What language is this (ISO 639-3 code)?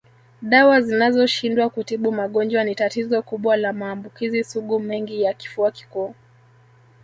swa